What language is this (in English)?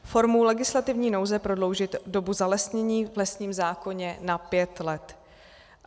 Czech